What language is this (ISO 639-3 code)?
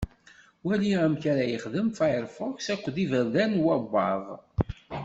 kab